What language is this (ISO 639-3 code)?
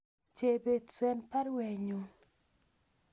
kln